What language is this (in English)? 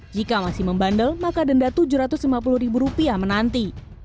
Indonesian